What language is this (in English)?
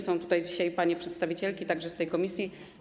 Polish